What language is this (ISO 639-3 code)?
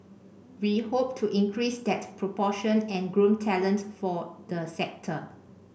eng